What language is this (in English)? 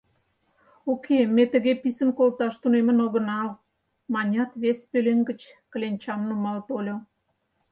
Mari